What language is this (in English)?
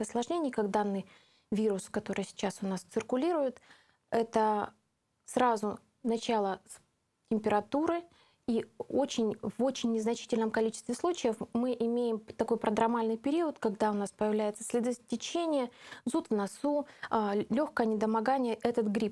Russian